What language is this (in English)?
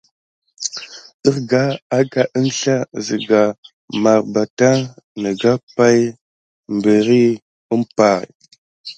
Gidar